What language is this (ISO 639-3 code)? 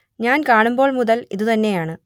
mal